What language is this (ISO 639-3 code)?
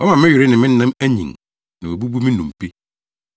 aka